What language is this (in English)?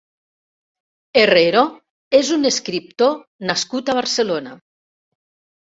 Catalan